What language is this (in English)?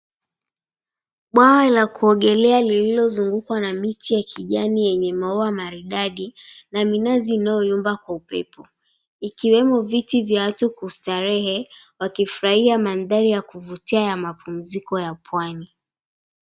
Swahili